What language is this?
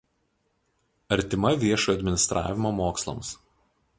Lithuanian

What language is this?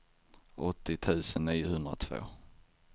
Swedish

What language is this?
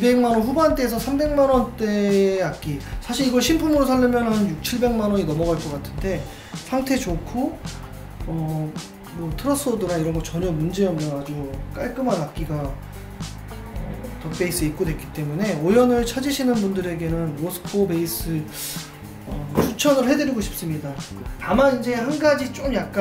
Korean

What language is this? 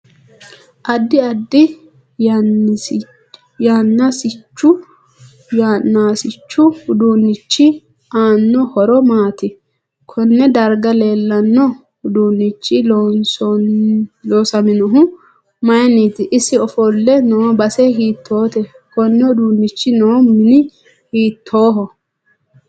Sidamo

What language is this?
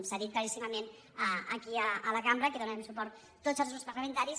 Catalan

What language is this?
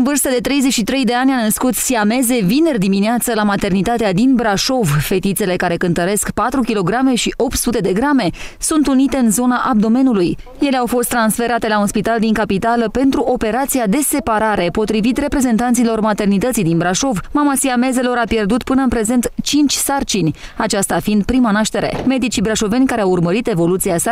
Romanian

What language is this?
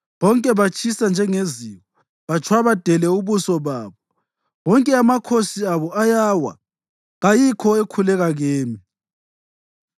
North Ndebele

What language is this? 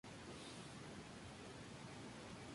Spanish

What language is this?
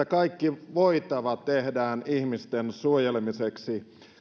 Finnish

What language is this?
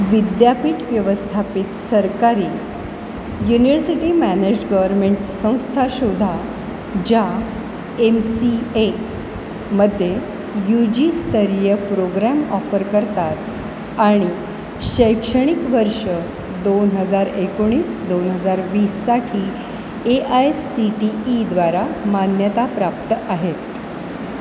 Marathi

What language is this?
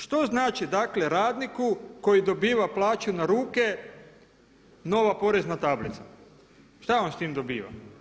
Croatian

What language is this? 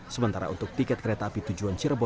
Indonesian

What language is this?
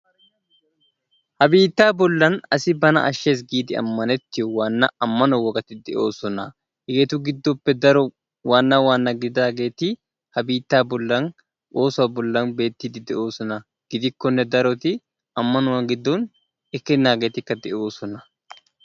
Wolaytta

